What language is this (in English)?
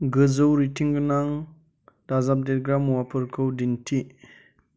Bodo